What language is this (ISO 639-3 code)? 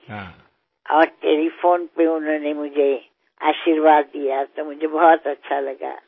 mar